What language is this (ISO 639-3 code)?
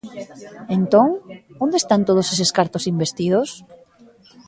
glg